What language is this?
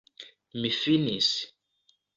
Esperanto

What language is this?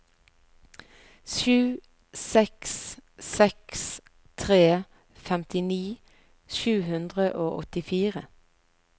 Norwegian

